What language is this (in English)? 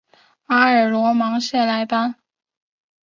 Chinese